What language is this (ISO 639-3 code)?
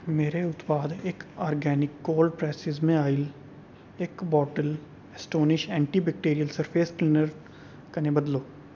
doi